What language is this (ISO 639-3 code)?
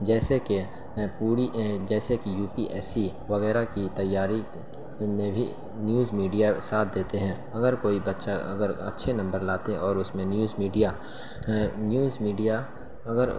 urd